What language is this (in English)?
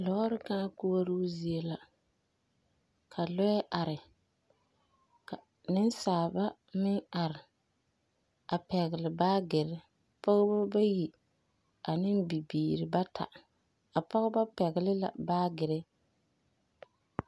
Southern Dagaare